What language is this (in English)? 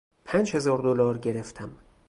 Persian